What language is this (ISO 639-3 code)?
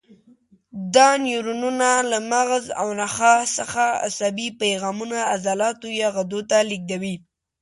pus